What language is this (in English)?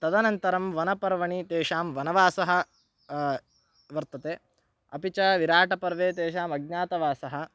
Sanskrit